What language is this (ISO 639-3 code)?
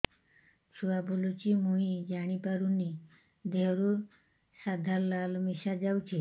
ori